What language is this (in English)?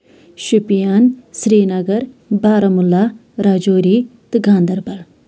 Kashmiri